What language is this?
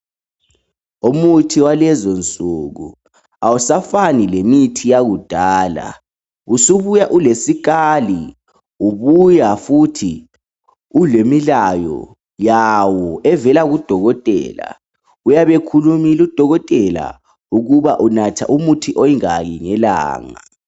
North Ndebele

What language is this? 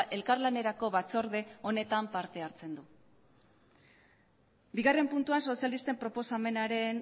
Basque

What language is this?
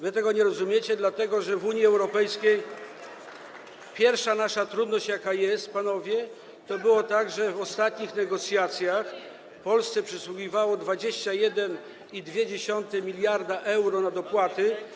Polish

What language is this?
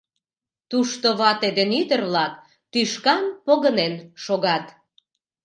Mari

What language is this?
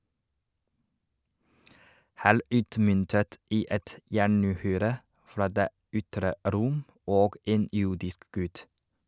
Norwegian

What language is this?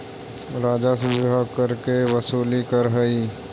Magahi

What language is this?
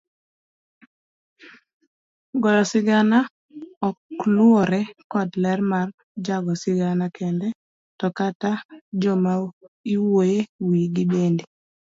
Luo (Kenya and Tanzania)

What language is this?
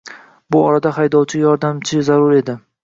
Uzbek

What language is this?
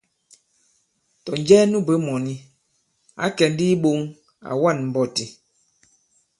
Bankon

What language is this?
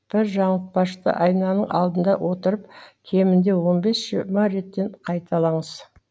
Kazakh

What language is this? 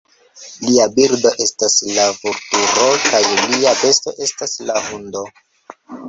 Esperanto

